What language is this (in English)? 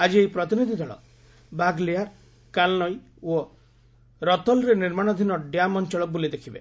Odia